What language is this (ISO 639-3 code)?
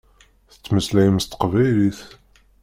kab